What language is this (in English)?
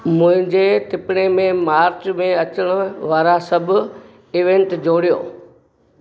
Sindhi